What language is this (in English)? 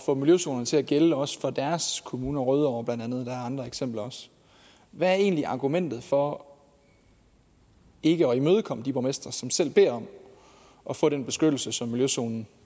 Danish